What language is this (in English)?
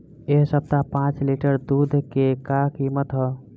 Bhojpuri